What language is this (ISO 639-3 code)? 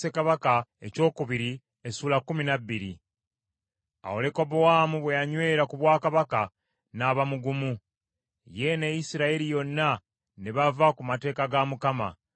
lug